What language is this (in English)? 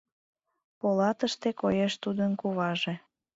Mari